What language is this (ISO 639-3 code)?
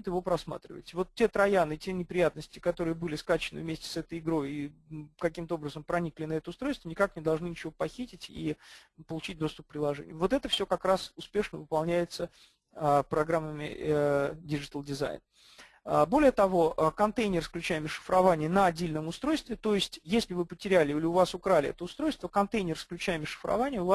rus